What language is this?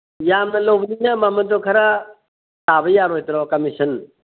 Manipuri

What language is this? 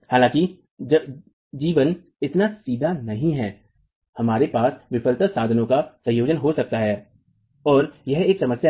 Hindi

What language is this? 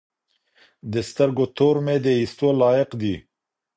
Pashto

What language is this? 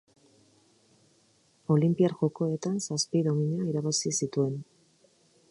Basque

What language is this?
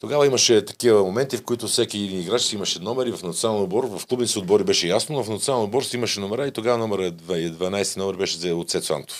Bulgarian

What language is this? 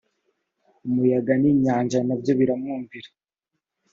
Kinyarwanda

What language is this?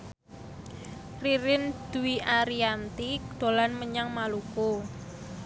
Javanese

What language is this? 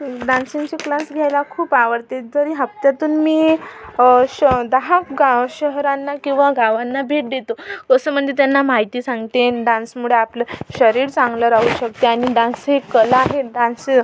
Marathi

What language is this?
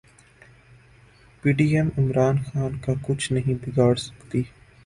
Urdu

